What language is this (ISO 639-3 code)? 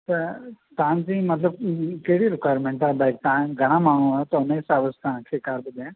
snd